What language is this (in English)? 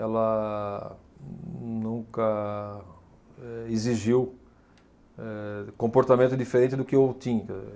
Portuguese